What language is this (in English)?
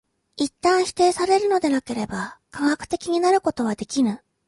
Japanese